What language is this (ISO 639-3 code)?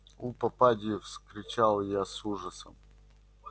rus